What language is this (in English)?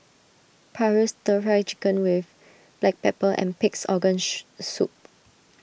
English